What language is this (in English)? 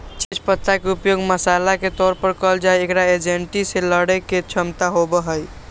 Magahi